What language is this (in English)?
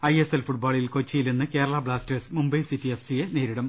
Malayalam